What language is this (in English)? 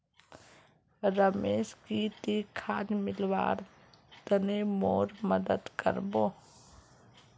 Magahi